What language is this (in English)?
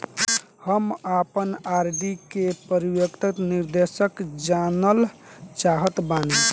Bhojpuri